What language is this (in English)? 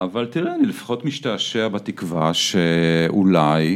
Hebrew